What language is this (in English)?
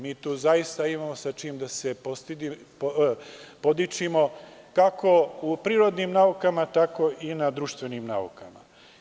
Serbian